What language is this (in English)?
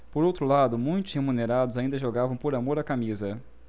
Portuguese